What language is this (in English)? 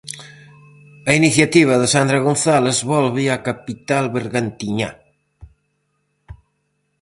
Galician